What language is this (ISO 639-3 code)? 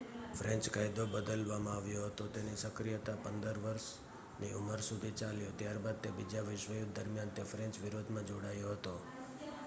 guj